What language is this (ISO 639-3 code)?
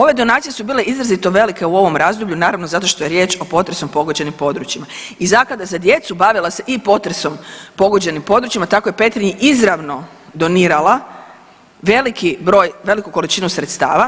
hrv